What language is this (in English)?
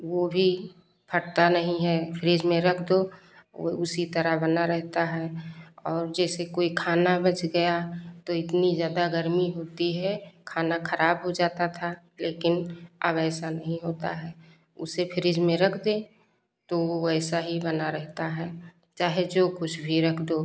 Hindi